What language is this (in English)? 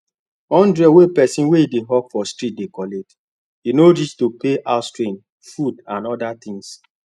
Nigerian Pidgin